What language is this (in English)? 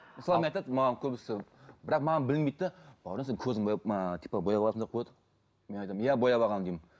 Kazakh